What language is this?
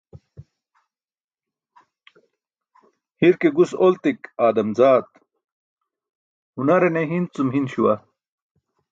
Burushaski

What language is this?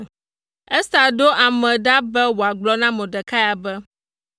Ewe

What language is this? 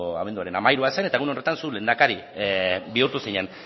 Basque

